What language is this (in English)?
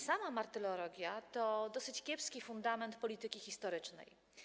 Polish